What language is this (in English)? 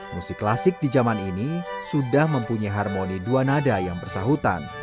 Indonesian